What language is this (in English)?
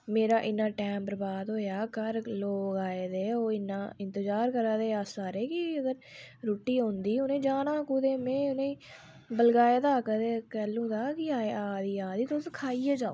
Dogri